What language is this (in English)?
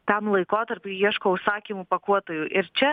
Lithuanian